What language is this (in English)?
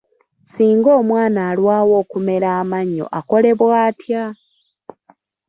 Ganda